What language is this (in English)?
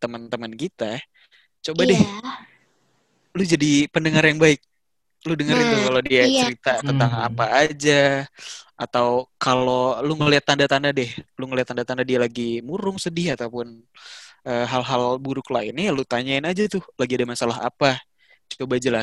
Indonesian